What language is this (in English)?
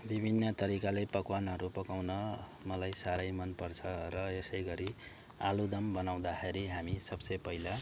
Nepali